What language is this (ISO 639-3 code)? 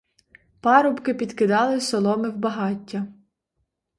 ukr